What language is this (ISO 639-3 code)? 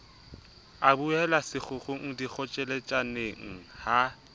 sot